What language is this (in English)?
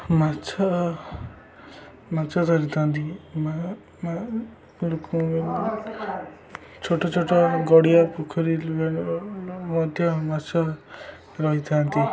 Odia